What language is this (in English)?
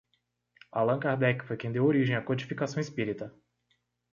Portuguese